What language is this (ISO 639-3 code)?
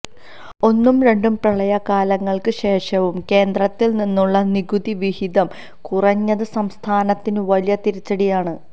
mal